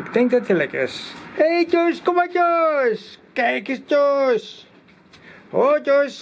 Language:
Dutch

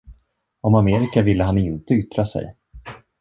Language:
Swedish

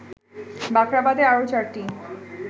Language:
Bangla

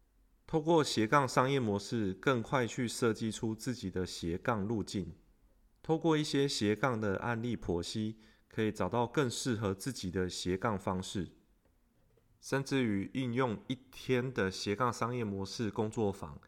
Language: Chinese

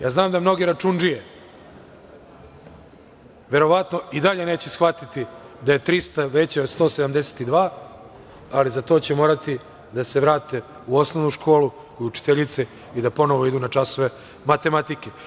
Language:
Serbian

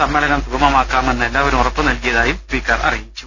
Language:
Malayalam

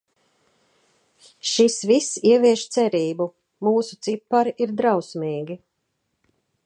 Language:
Latvian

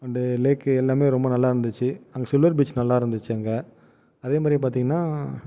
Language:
Tamil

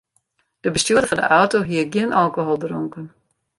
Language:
Western Frisian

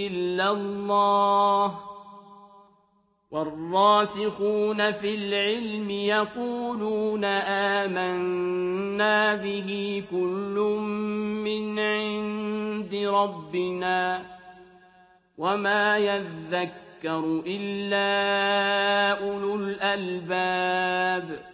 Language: Arabic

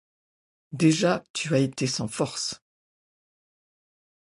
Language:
French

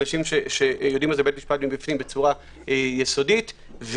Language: Hebrew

